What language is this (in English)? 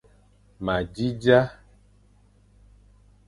Fang